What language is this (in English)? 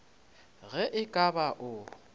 Northern Sotho